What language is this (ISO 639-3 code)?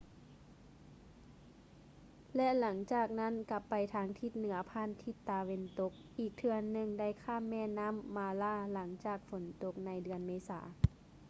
lao